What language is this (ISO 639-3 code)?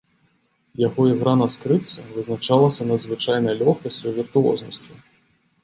bel